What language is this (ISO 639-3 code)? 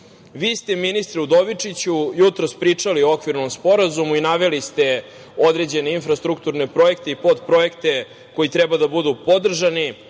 srp